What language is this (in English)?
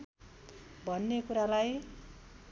Nepali